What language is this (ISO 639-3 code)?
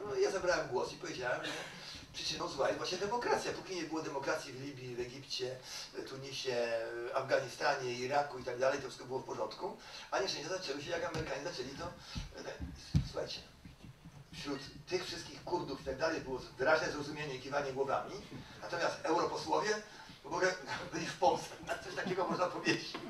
pol